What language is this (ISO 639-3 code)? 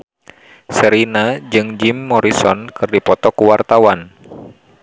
sun